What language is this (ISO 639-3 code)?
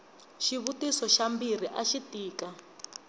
tso